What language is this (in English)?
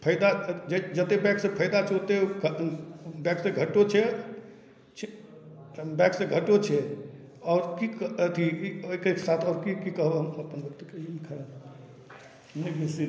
Maithili